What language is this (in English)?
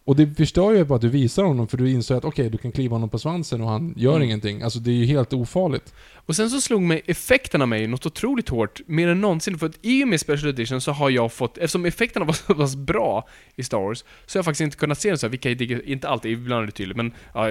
Swedish